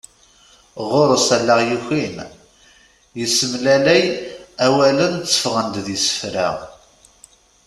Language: Kabyle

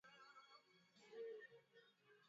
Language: Swahili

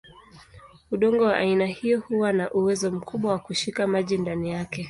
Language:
Swahili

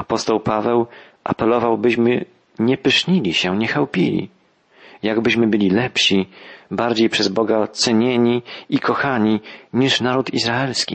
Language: Polish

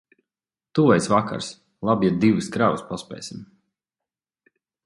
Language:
Latvian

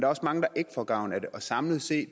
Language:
Danish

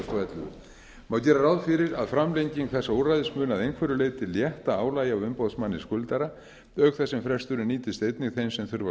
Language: Icelandic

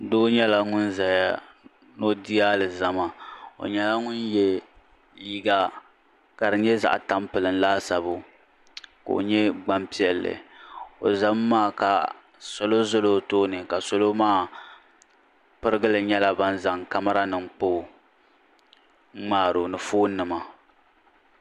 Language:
Dagbani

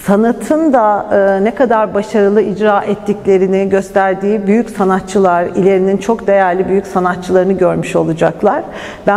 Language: Turkish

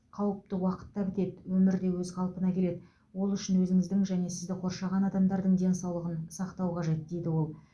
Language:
Kazakh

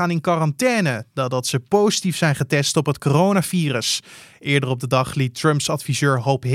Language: Dutch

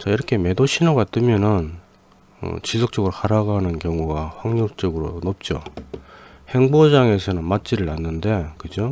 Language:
Korean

